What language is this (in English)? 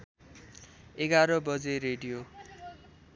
Nepali